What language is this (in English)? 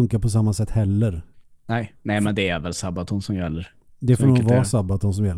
Swedish